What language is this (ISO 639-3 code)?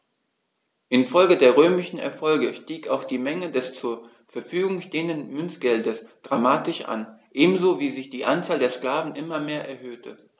deu